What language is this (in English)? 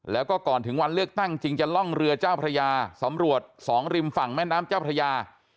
Thai